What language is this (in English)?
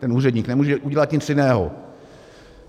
Czech